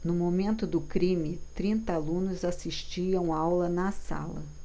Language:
Portuguese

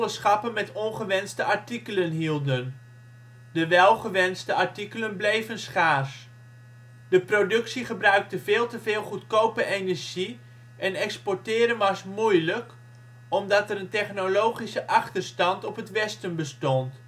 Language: Dutch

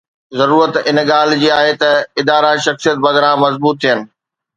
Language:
Sindhi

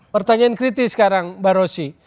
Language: Indonesian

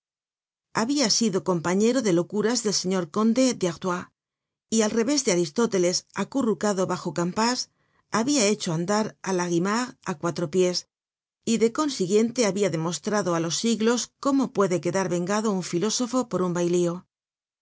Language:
Spanish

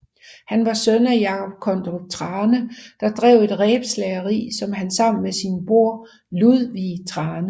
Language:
Danish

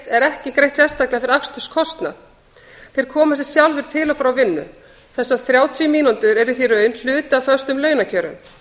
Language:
Icelandic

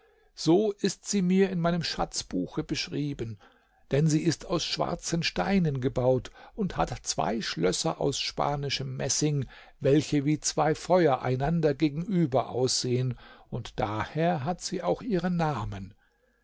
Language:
German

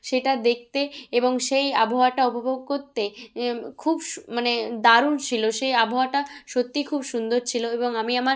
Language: Bangla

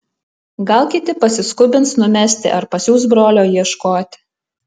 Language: Lithuanian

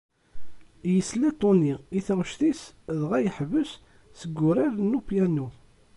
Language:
Kabyle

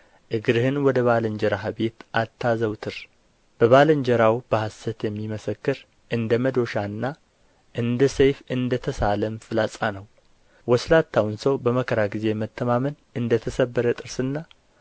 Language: Amharic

